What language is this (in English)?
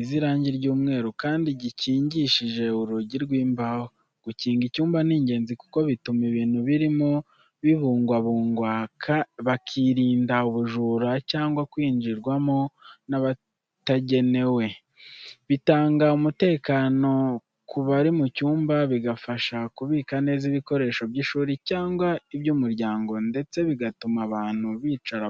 Kinyarwanda